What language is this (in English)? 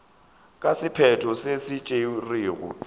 Northern Sotho